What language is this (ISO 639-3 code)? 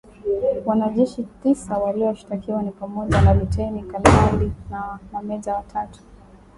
swa